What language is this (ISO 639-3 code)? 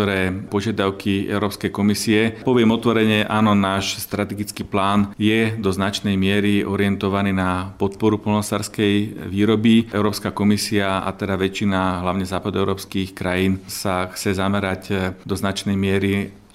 slk